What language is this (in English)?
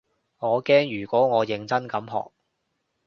Cantonese